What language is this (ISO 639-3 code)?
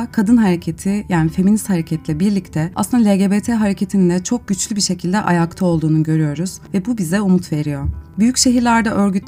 tur